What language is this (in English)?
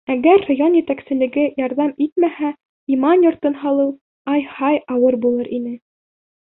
Bashkir